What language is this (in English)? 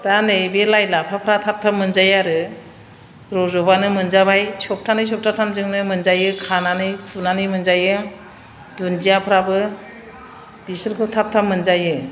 Bodo